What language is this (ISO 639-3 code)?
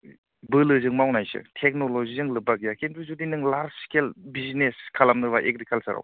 brx